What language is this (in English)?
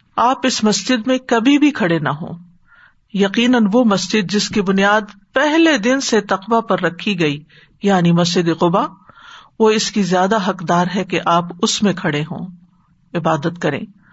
Urdu